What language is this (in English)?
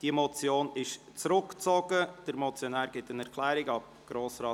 Swiss German